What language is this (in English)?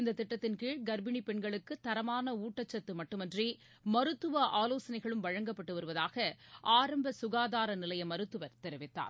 Tamil